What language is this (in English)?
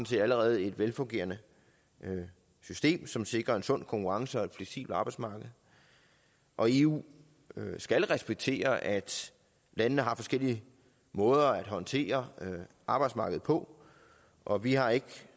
Danish